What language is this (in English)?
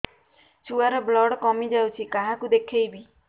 Odia